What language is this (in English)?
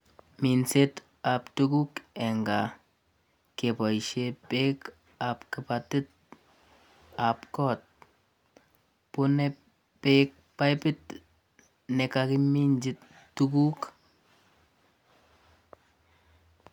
Kalenjin